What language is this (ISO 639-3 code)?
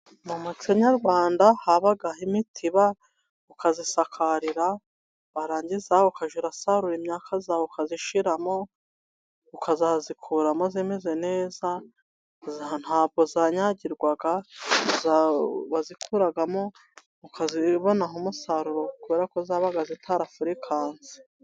kin